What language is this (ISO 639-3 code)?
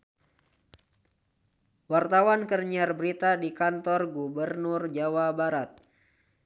sun